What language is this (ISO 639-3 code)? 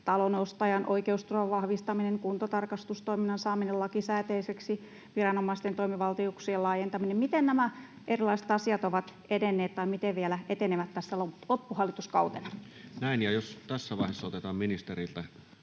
fin